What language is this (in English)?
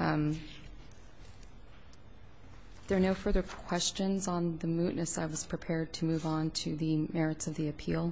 English